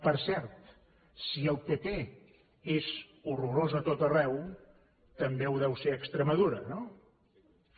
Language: Catalan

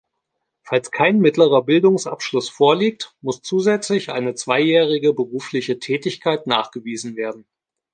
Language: German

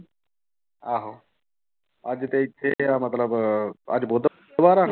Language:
Punjabi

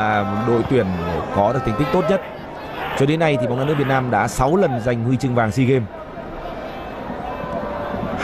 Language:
Vietnamese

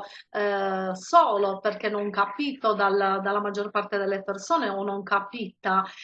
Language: Italian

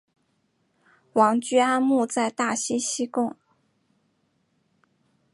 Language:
Chinese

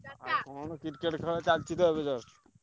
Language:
Odia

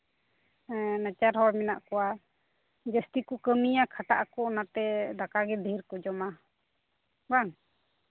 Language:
Santali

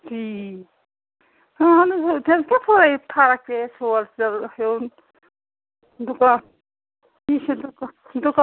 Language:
Kashmiri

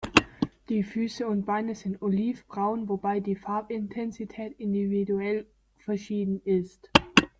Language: German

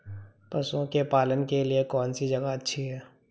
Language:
Hindi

